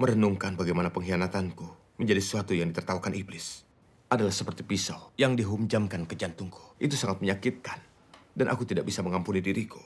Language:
Indonesian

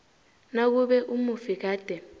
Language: South Ndebele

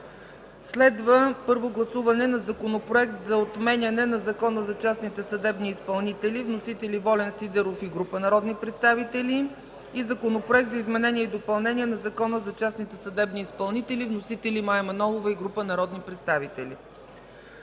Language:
Bulgarian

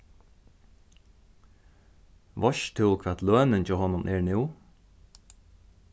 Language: Faroese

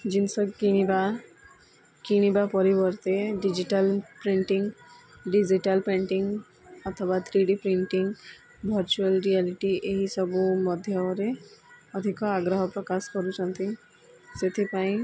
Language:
Odia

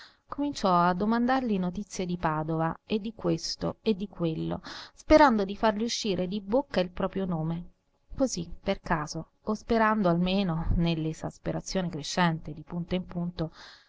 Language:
Italian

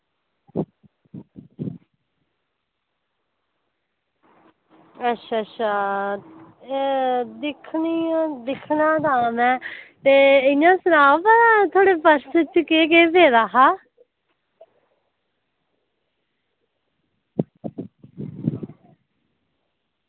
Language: Dogri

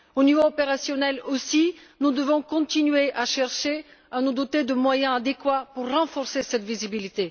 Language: French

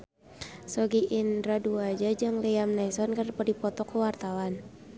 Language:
Sundanese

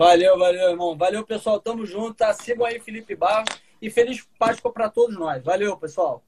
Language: Portuguese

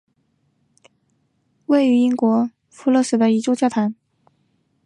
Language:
Chinese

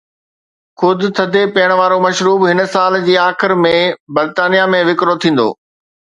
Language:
Sindhi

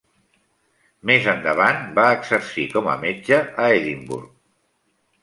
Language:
Catalan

